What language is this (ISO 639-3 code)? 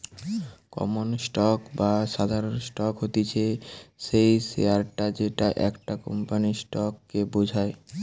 ben